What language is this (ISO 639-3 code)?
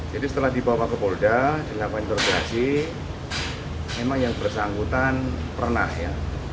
ind